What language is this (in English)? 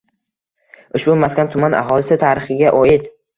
Uzbek